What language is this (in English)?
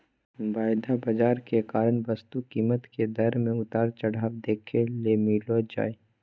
Magahi